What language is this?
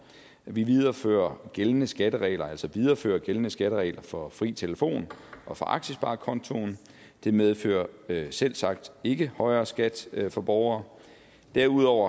Danish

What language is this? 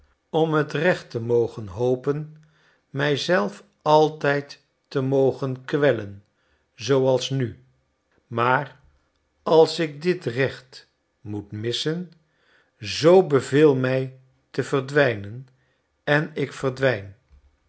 Dutch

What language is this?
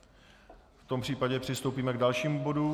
Czech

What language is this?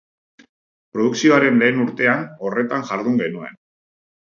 Basque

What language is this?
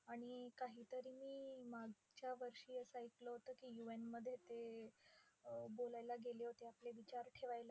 Marathi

